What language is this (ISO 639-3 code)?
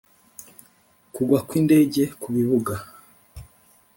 kin